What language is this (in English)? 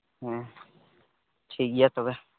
Santali